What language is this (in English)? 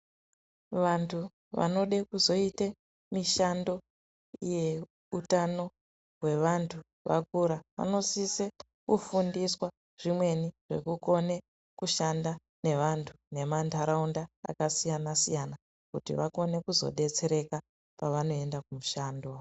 Ndau